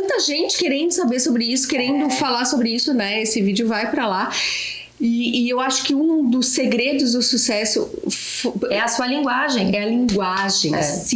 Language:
Portuguese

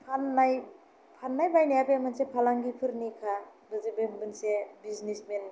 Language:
Bodo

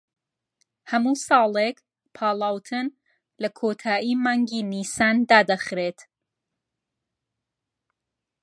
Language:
Central Kurdish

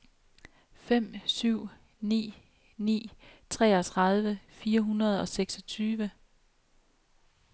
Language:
Danish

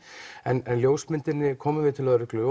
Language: Icelandic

